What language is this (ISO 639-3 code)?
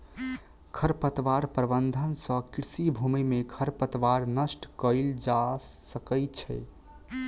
mai